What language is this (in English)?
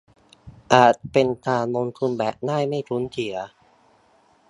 Thai